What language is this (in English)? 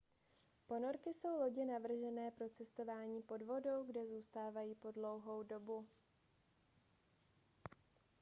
Czech